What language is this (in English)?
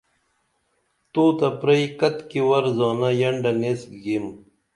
Dameli